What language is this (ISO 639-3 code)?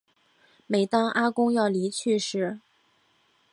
zho